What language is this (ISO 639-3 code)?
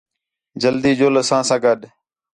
xhe